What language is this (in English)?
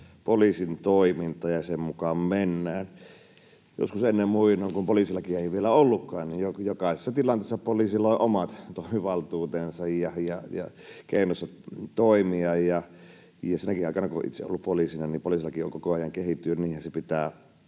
Finnish